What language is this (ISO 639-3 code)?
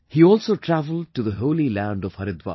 eng